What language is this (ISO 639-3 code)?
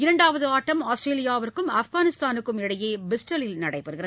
tam